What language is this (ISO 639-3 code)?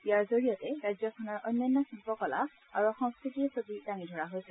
asm